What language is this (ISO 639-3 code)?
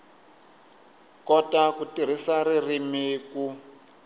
tso